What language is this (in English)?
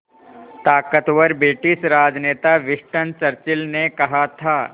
Hindi